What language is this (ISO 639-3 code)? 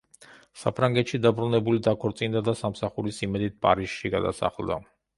kat